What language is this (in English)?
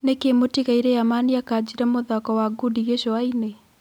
Kikuyu